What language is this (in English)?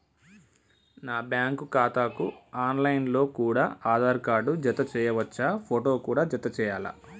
Telugu